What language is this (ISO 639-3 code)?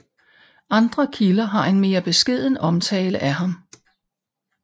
dan